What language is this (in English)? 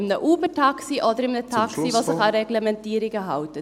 Swiss German